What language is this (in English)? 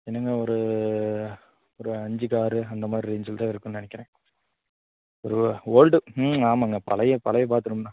Tamil